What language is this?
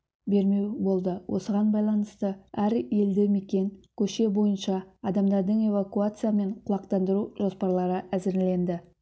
Kazakh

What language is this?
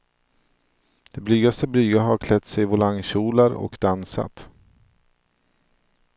Swedish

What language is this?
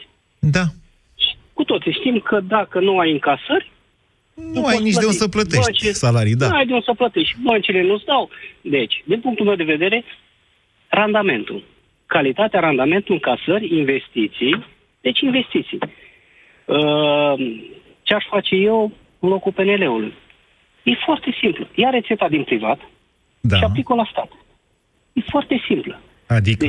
Romanian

